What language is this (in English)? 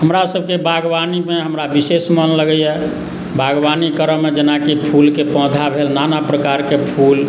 Maithili